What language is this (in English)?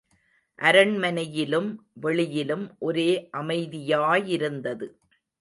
Tamil